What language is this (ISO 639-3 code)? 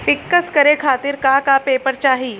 bho